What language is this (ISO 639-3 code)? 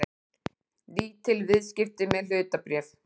isl